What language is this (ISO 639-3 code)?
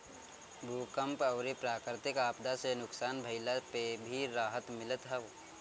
bho